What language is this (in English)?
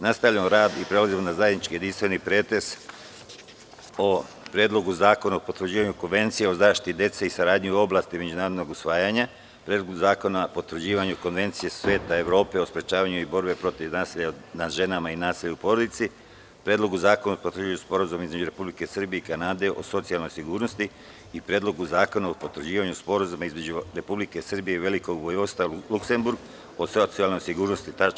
Serbian